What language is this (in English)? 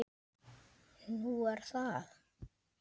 Icelandic